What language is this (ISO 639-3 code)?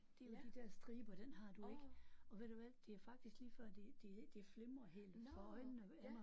dan